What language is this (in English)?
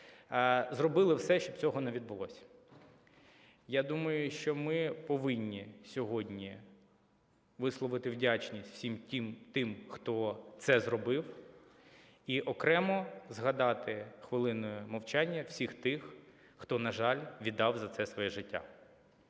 Ukrainian